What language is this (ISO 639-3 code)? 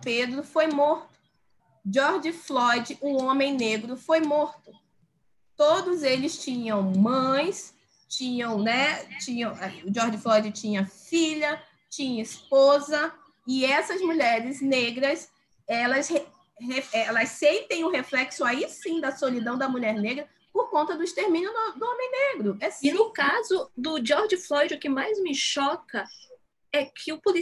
por